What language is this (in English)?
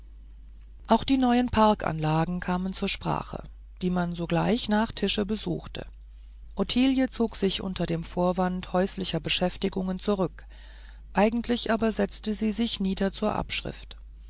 German